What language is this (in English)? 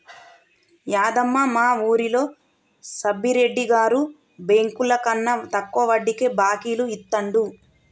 Telugu